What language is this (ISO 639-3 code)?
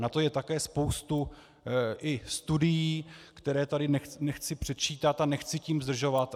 ces